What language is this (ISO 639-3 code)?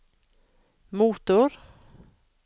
nor